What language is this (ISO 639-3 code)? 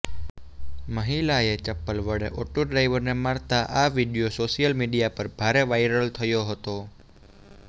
guj